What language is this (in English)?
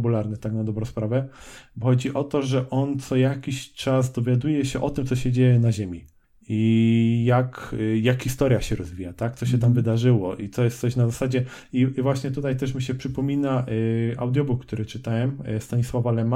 Polish